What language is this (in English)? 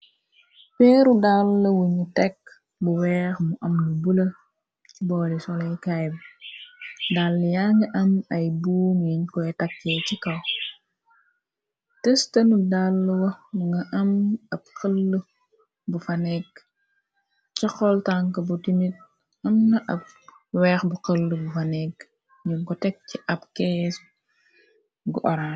Wolof